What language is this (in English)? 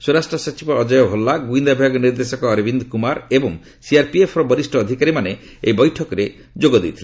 Odia